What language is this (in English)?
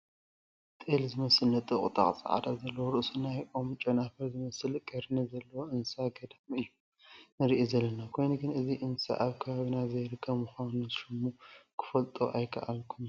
Tigrinya